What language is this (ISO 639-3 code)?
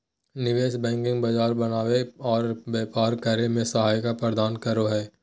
mag